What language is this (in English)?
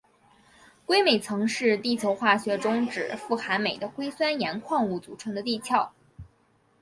Chinese